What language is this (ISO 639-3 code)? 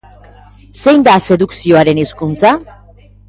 eus